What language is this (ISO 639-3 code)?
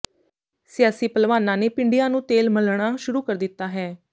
pan